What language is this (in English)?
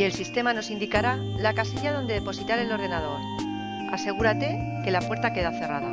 Spanish